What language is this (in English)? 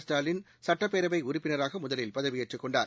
Tamil